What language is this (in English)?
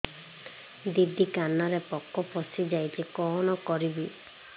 Odia